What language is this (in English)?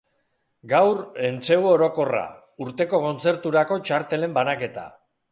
Basque